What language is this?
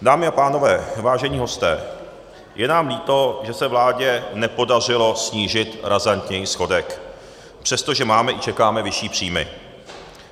Czech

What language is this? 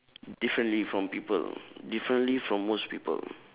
English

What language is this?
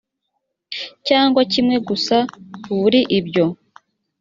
Kinyarwanda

